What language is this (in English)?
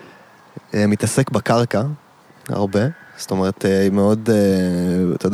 Hebrew